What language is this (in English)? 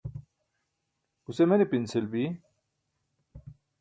Burushaski